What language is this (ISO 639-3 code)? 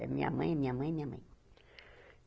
por